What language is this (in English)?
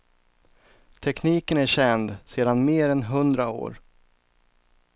Swedish